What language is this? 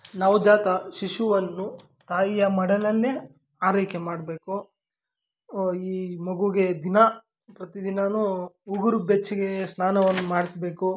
Kannada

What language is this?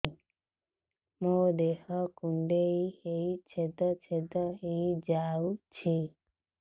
Odia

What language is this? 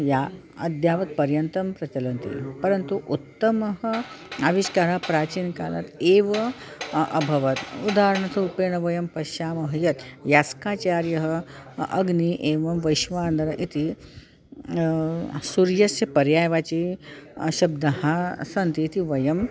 Sanskrit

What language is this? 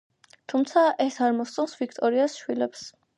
Georgian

